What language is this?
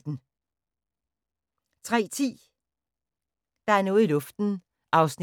Danish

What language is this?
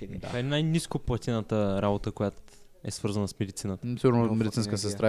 Bulgarian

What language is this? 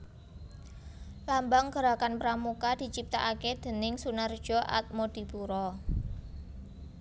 Javanese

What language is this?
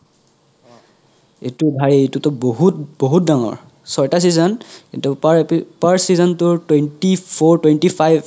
Assamese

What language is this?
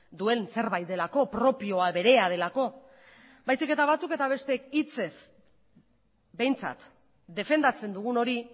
Basque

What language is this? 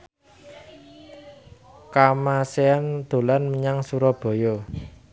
Javanese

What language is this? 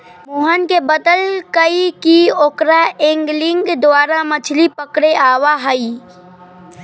Magahi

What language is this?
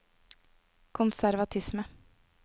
Norwegian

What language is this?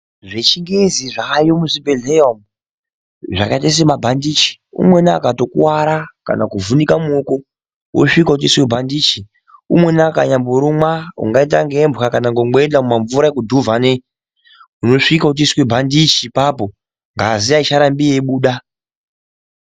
Ndau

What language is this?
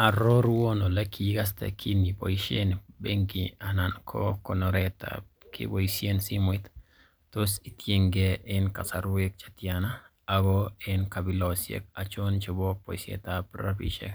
Kalenjin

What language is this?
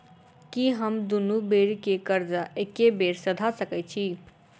Maithili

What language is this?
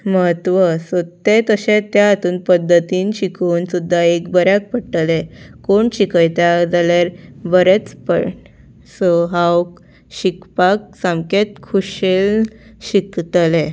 Konkani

